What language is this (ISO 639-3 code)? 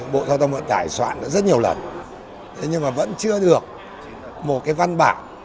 vie